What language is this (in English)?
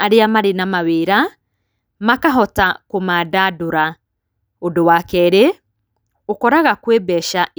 Kikuyu